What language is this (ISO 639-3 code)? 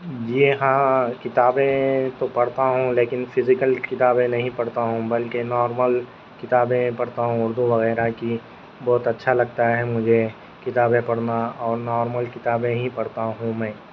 urd